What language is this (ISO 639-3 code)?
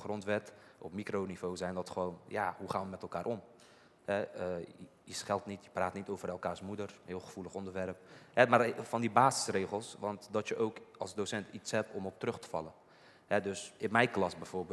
nld